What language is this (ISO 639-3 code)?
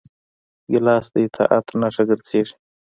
pus